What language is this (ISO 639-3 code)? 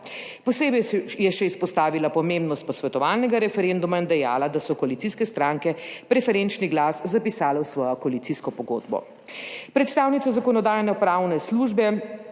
slv